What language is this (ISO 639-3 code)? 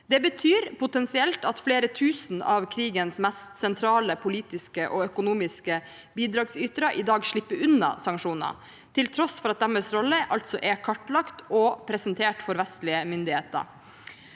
nor